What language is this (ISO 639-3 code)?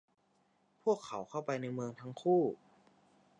tha